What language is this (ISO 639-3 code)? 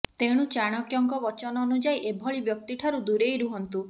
ori